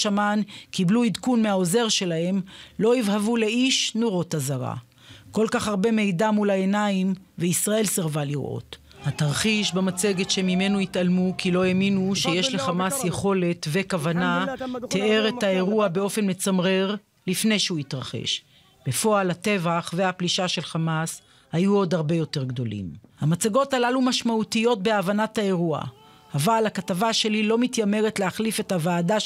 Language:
Hebrew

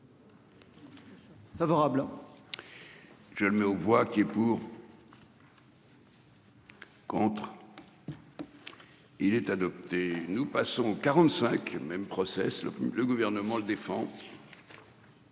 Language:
French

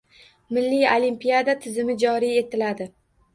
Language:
Uzbek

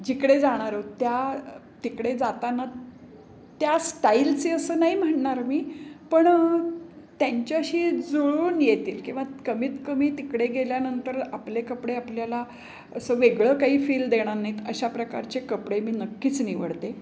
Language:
Marathi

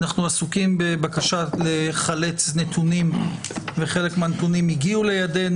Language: Hebrew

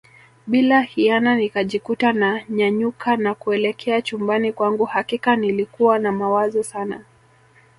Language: Swahili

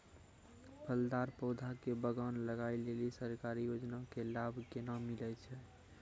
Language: Maithili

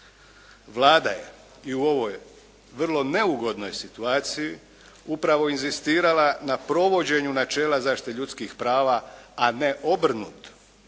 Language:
Croatian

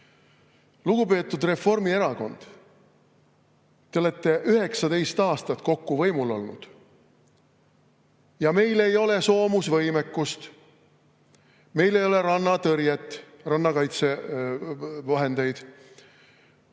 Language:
Estonian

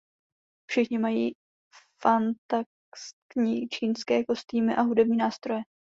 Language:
Czech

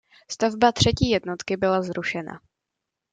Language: Czech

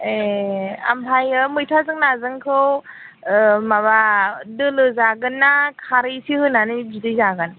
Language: Bodo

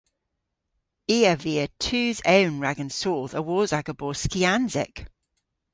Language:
Cornish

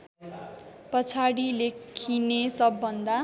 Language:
Nepali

